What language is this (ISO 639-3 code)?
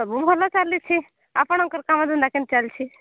ori